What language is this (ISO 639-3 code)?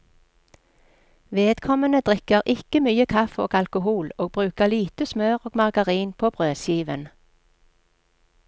nor